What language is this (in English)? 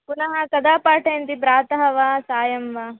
Sanskrit